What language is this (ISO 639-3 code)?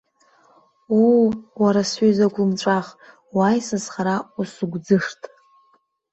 abk